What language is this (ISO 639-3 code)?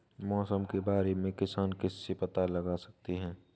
hin